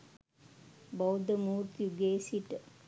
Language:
Sinhala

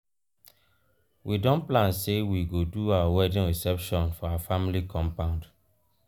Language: Nigerian Pidgin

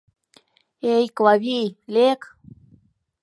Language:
Mari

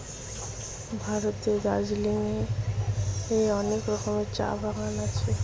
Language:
Bangla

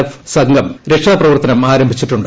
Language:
Malayalam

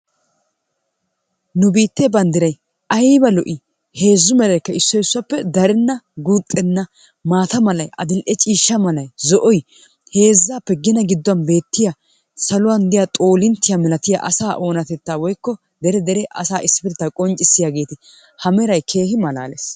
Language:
Wolaytta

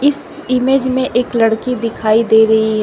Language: Hindi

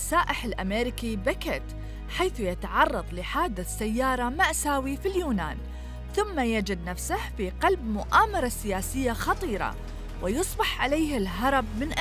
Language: Arabic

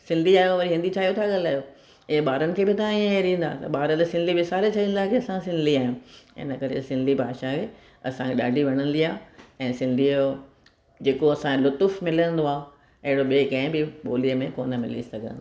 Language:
Sindhi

